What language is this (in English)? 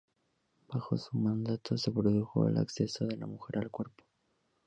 Spanish